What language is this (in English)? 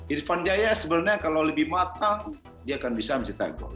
Indonesian